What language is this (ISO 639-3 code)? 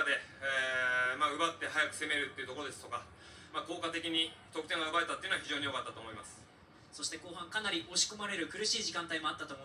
jpn